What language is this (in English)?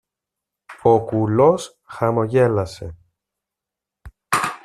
Greek